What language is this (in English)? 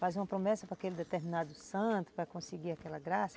Portuguese